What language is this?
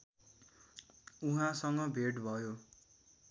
Nepali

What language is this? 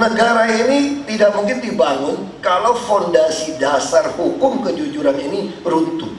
Indonesian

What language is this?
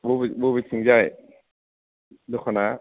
Bodo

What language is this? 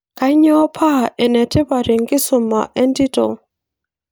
Masai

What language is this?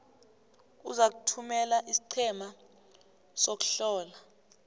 South Ndebele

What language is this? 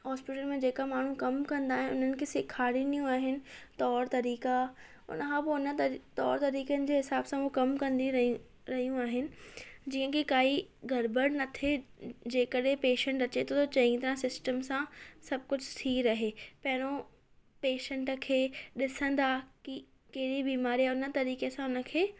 Sindhi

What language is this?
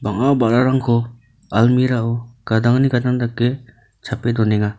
Garo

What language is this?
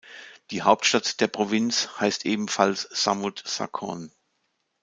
German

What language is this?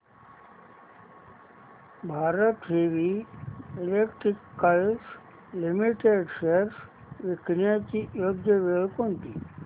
Marathi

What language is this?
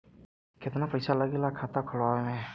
Bhojpuri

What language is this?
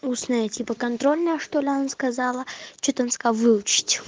Russian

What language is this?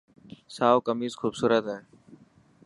Dhatki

